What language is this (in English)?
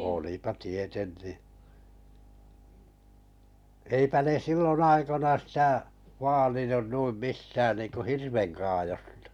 Finnish